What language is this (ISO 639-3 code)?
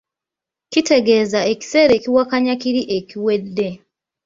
lug